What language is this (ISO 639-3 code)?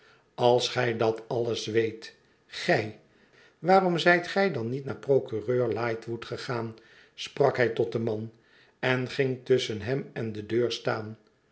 nld